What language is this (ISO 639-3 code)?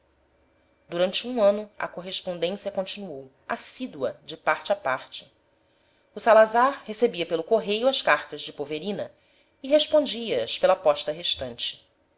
por